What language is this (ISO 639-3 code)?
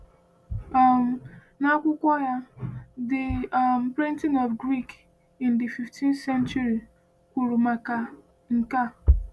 ibo